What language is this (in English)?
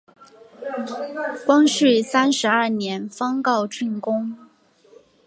Chinese